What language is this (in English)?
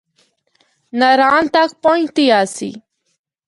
Northern Hindko